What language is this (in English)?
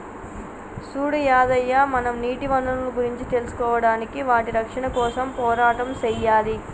Telugu